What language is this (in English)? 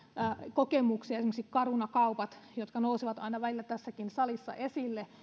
Finnish